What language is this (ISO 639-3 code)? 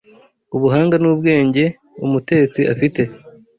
kin